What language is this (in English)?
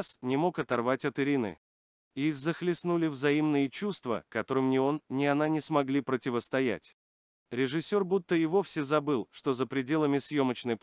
Russian